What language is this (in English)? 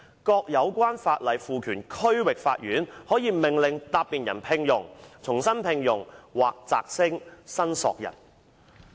Cantonese